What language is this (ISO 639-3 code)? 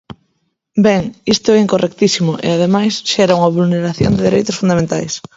glg